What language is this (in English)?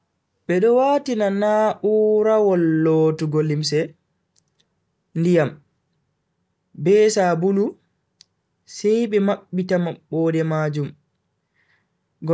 Bagirmi Fulfulde